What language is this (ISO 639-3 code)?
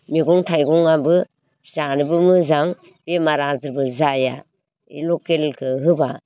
brx